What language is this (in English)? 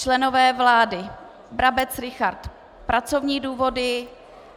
Czech